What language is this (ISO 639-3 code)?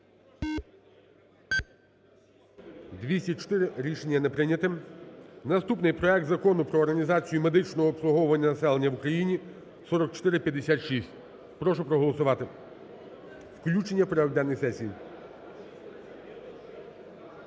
ukr